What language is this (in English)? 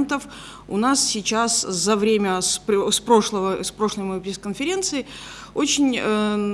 Russian